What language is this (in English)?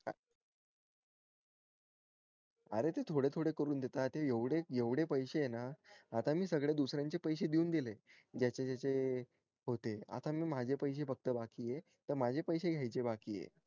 Marathi